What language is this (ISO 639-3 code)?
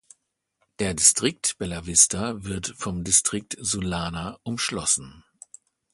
deu